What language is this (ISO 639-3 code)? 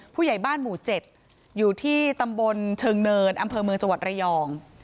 tha